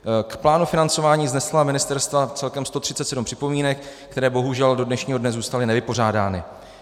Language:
Czech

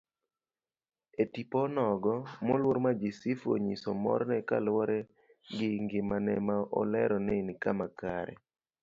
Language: Luo (Kenya and Tanzania)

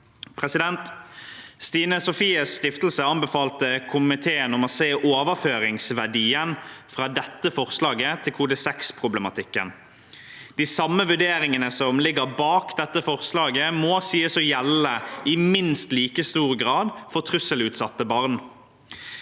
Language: Norwegian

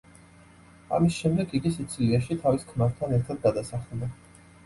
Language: Georgian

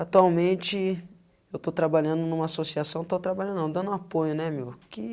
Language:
Portuguese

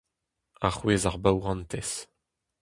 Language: Breton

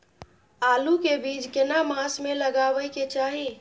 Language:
Maithili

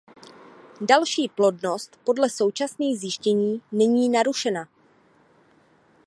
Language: Czech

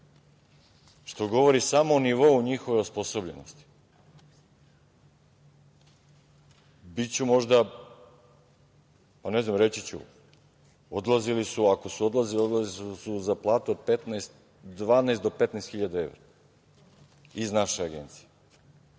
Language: Serbian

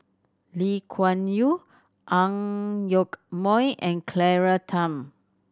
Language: English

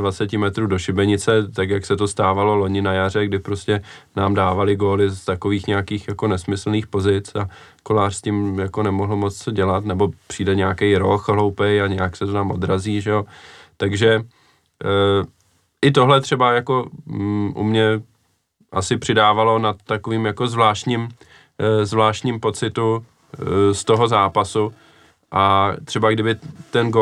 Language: Czech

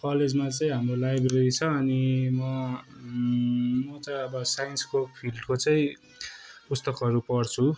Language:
Nepali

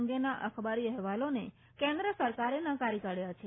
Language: Gujarati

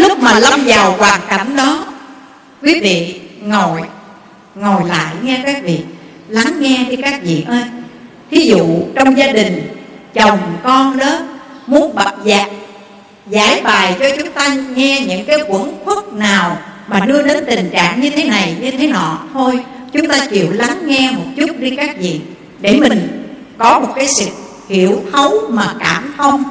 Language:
Vietnamese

